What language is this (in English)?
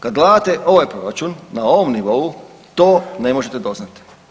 Croatian